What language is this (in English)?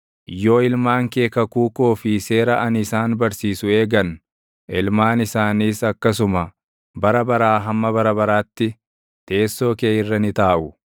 Oromo